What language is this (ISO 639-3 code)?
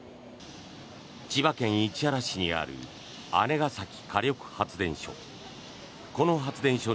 jpn